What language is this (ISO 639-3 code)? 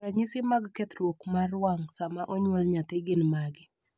luo